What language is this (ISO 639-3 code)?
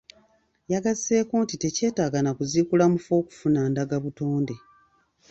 lug